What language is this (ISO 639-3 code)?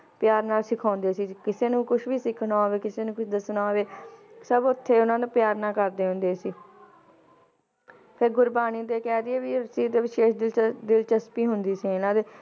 pan